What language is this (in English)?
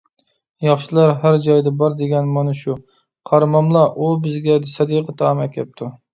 Uyghur